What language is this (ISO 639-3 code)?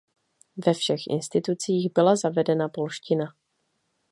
ces